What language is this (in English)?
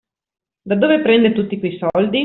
Italian